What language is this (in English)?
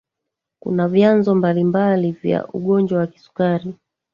Swahili